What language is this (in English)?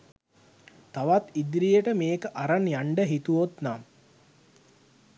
Sinhala